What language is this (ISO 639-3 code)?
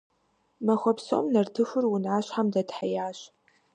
kbd